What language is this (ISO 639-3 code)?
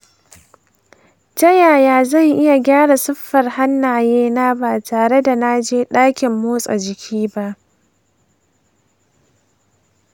hau